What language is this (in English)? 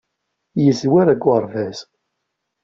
Kabyle